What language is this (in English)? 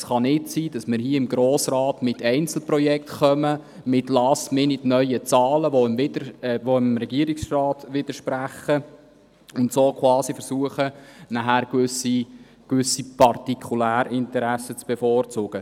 Swiss German